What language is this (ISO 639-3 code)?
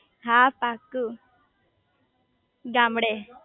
guj